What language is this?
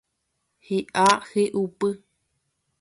Guarani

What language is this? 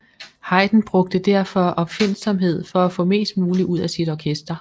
Danish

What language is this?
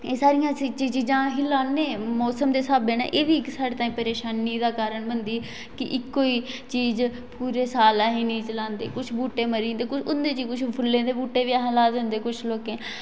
Dogri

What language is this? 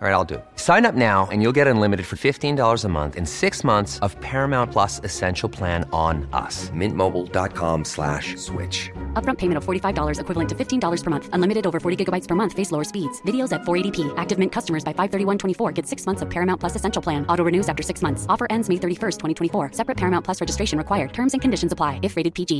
Filipino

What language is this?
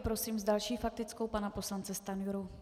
Czech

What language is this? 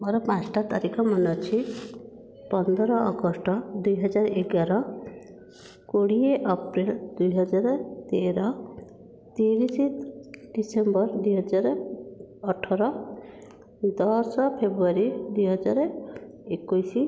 Odia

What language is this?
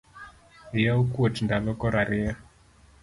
Luo (Kenya and Tanzania)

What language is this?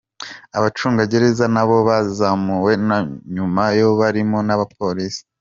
Kinyarwanda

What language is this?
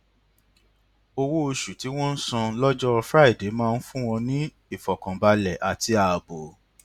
Yoruba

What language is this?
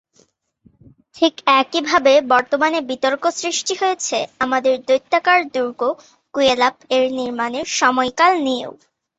Bangla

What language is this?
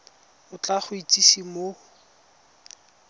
Tswana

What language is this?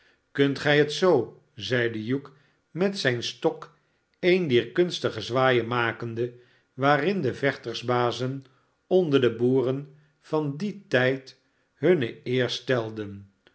Dutch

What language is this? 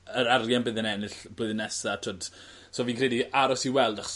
Welsh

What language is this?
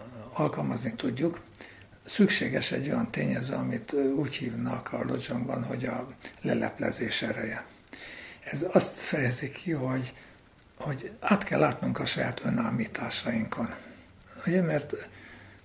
Hungarian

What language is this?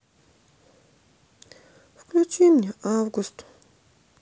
Russian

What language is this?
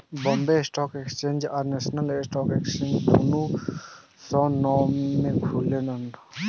Bhojpuri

